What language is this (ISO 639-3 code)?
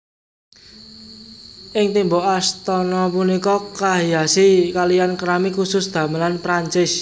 jav